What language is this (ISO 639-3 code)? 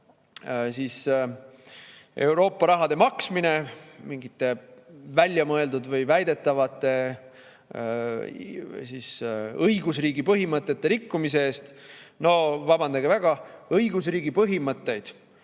est